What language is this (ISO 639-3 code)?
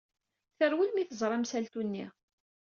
kab